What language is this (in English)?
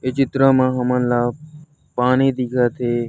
Chhattisgarhi